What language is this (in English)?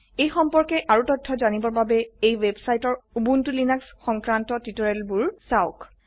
Assamese